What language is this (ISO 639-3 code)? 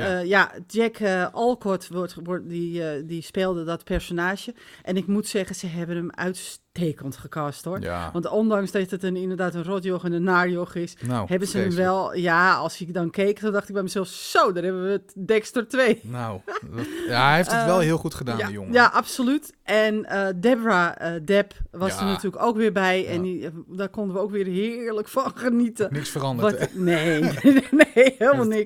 nld